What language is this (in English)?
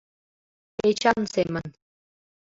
Mari